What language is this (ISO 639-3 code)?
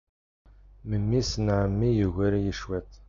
kab